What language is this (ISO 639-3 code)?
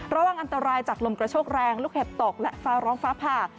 tha